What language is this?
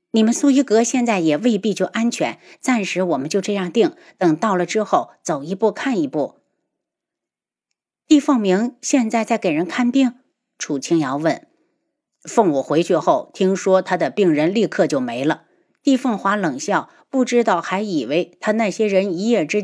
Chinese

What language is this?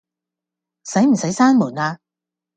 Cantonese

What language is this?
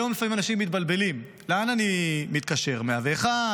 Hebrew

